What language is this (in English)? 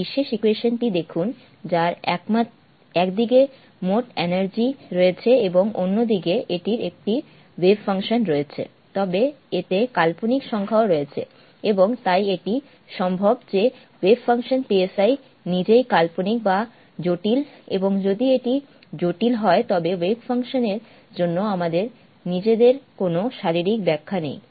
Bangla